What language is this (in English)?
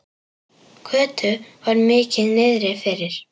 Icelandic